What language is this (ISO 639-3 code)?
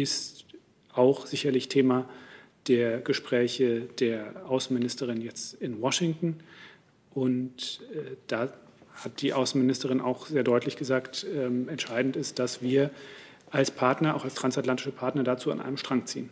deu